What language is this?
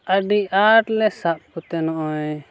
Santali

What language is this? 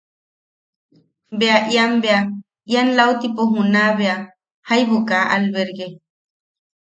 Yaqui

